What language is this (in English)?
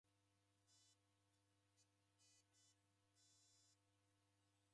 Taita